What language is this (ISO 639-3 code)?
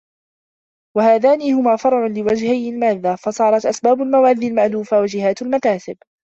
ara